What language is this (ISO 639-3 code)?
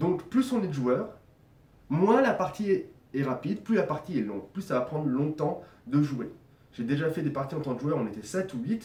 fra